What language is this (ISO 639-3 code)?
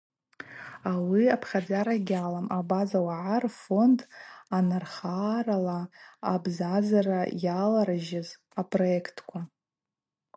abq